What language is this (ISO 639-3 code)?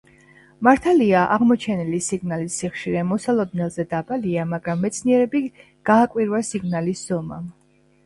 kat